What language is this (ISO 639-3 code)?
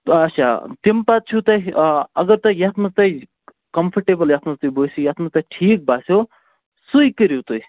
kas